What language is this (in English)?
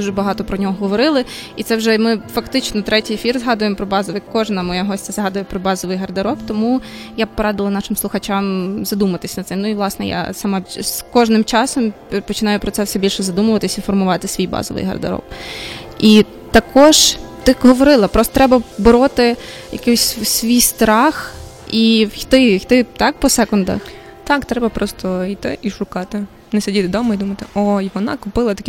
Ukrainian